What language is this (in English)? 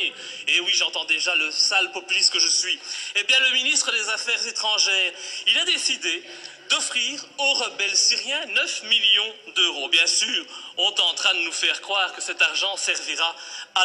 French